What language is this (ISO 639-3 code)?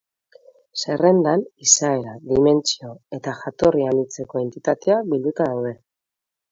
eus